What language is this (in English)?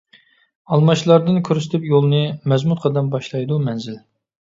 Uyghur